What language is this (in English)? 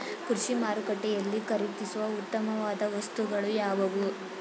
Kannada